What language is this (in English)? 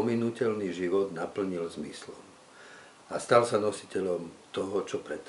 Slovak